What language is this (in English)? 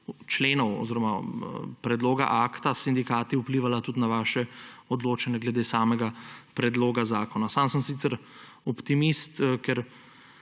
Slovenian